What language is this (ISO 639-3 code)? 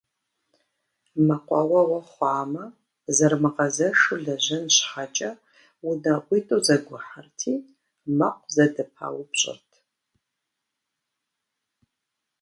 kbd